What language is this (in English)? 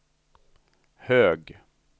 Swedish